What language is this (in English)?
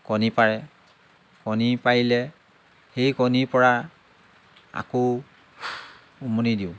Assamese